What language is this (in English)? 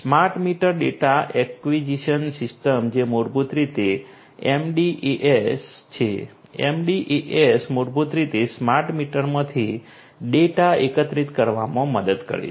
Gujarati